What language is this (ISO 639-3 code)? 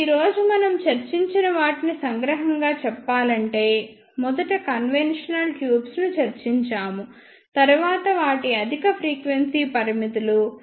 tel